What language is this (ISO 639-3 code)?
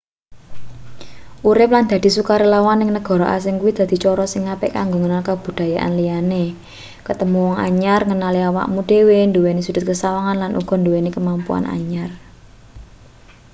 jav